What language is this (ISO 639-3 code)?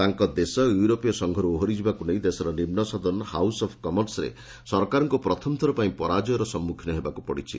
ori